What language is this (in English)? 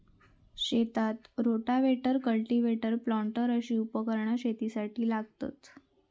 Marathi